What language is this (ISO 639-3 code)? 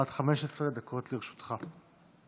heb